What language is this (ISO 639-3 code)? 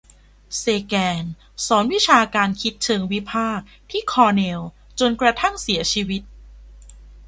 tha